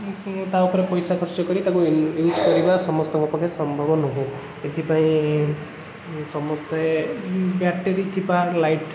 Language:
Odia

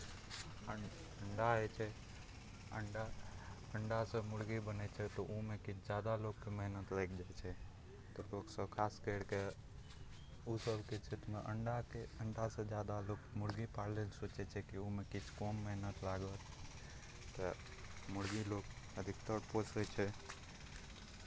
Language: Maithili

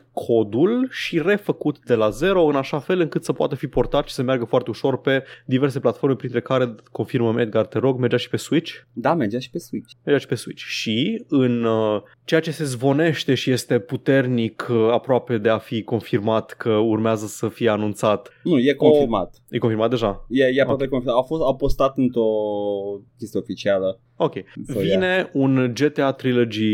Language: Romanian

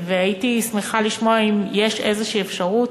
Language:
Hebrew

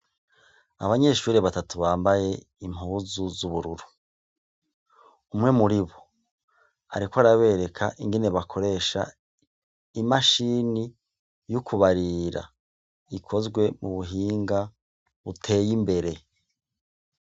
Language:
Rundi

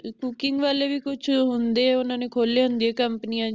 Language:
Punjabi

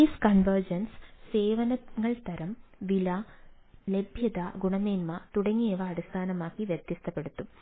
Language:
Malayalam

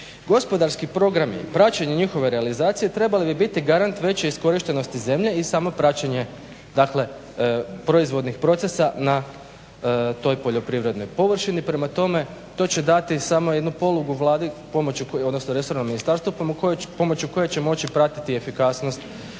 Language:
Croatian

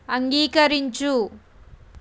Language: Telugu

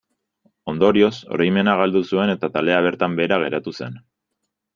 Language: Basque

